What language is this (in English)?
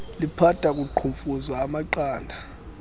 Xhosa